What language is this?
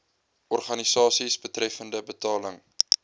Afrikaans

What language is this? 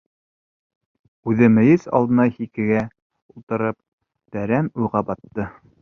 Bashkir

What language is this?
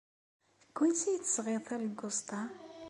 Kabyle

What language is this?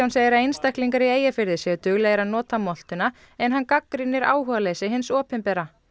Icelandic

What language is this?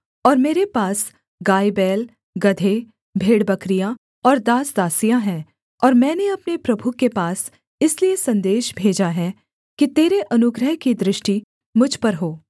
Hindi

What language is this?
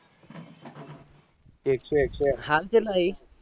Gujarati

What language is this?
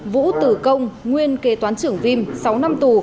Vietnamese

